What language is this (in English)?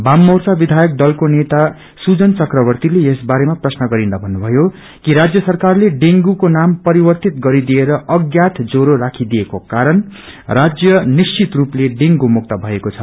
Nepali